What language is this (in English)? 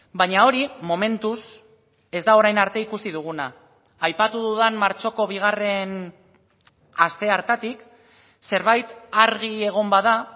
Basque